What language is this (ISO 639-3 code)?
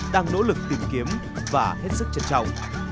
vie